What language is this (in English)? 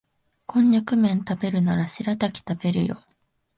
Japanese